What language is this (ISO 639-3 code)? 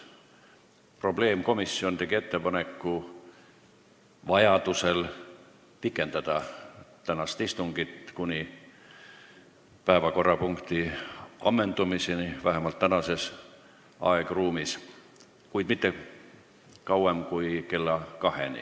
est